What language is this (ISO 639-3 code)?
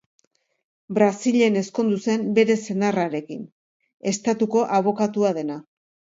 eus